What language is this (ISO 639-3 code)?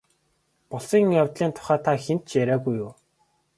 mon